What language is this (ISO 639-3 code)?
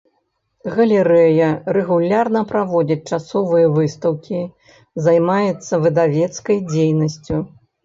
bel